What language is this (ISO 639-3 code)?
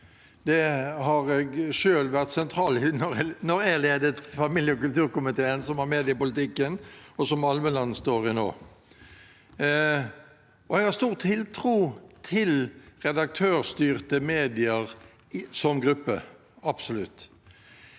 nor